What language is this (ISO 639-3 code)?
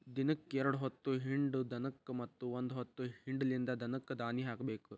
kan